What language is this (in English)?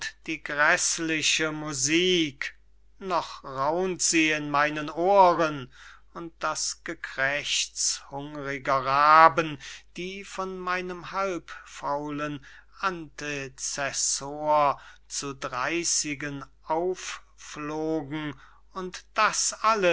German